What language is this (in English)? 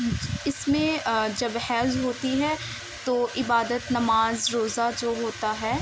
Urdu